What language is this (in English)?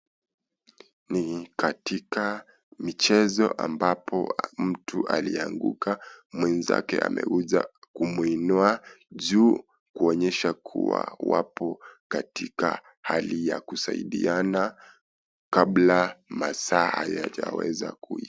Swahili